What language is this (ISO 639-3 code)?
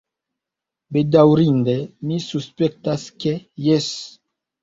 epo